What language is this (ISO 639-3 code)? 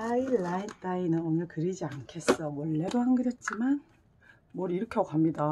kor